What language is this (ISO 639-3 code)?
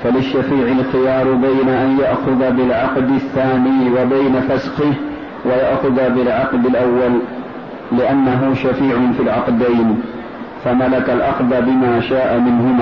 ara